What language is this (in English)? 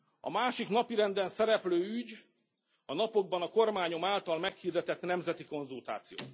Hungarian